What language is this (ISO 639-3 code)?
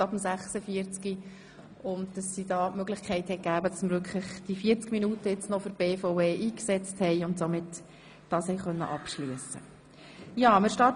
gsw